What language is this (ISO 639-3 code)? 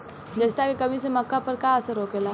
bho